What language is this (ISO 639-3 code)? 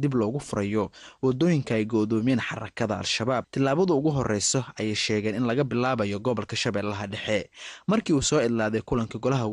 ara